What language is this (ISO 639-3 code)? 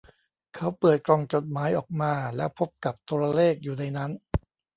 tha